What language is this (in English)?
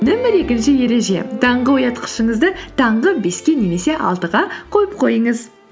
Kazakh